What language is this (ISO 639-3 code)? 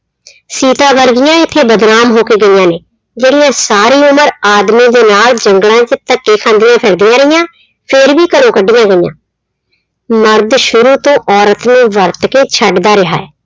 pan